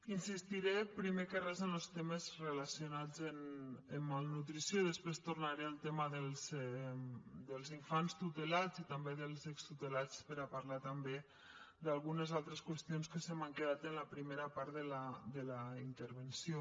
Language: Catalan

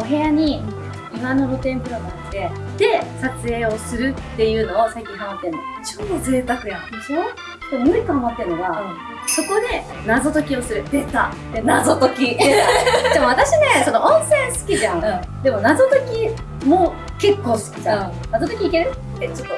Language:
Japanese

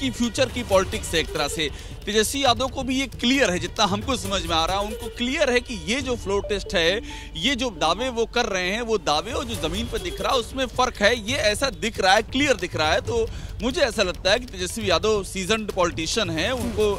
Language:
Hindi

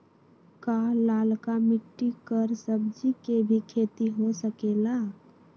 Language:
Magahi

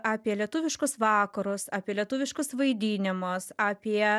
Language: Lithuanian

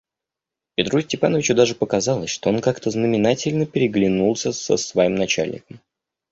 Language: Russian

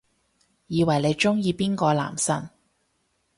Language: Cantonese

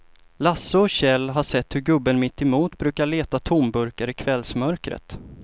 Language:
Swedish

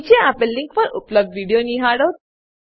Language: Gujarati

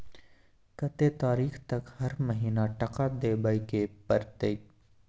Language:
Maithili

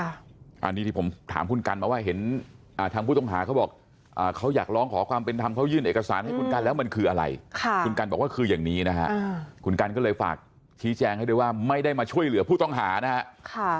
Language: Thai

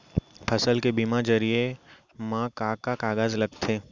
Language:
Chhattisgarhi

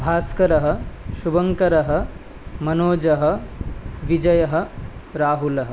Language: Sanskrit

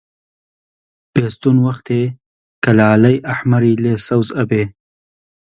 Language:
Central Kurdish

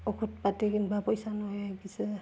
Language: Assamese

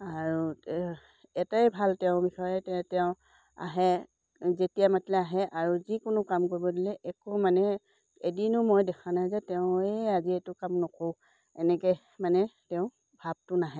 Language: Assamese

